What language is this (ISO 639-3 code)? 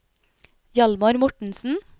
nor